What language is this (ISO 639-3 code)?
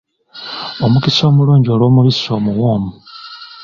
lug